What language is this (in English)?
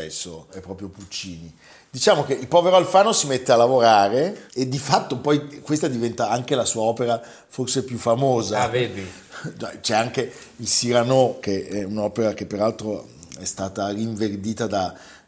Italian